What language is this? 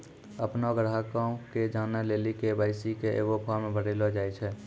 Maithili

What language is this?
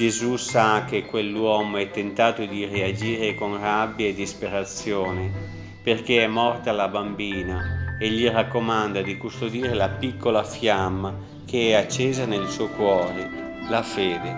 Italian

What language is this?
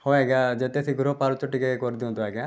Odia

